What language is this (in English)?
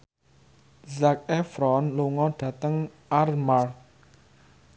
Javanese